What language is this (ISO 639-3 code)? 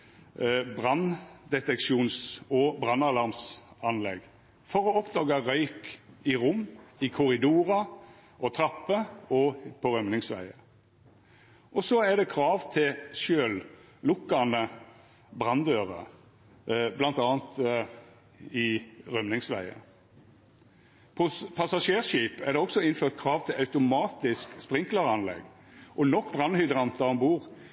nno